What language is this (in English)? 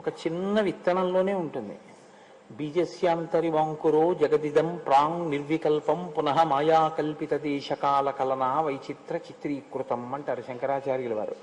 Telugu